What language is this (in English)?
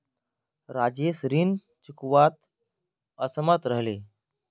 Magahi